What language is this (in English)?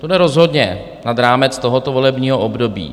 Czech